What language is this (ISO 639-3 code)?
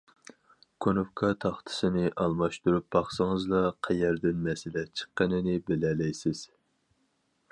uig